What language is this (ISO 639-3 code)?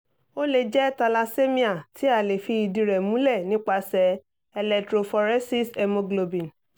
yor